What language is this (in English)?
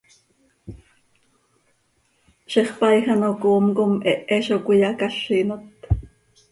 Seri